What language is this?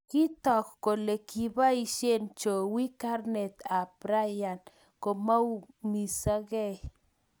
Kalenjin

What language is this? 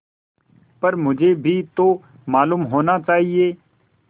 Hindi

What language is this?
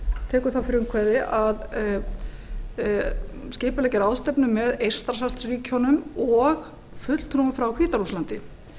Icelandic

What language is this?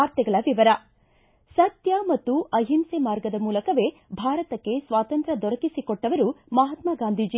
Kannada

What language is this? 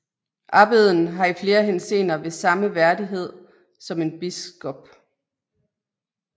Danish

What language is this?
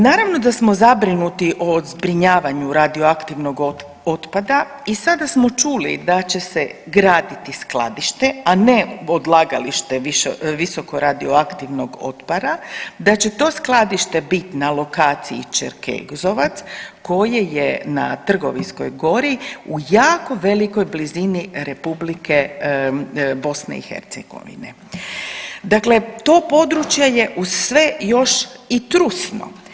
Croatian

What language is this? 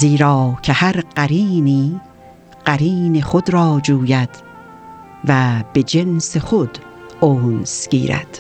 Persian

